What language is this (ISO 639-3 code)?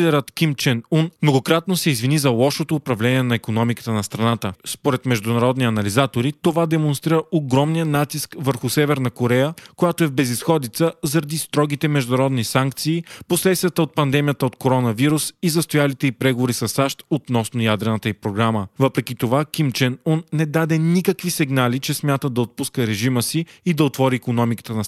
bul